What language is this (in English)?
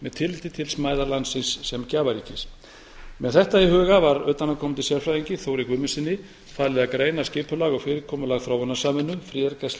Icelandic